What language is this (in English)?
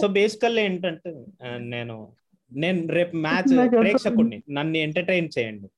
Telugu